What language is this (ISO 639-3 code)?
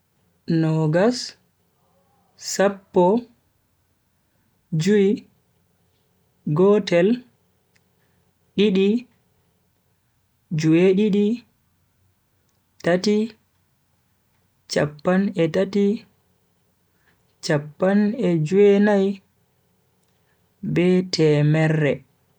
fui